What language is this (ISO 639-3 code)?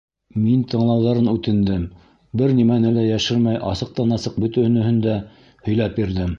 bak